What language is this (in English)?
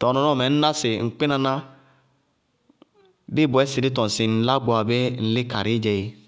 Bago-Kusuntu